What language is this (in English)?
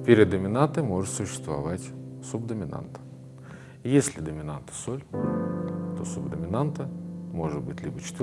Russian